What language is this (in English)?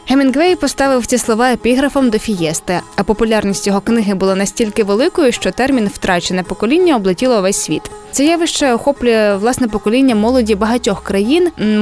Ukrainian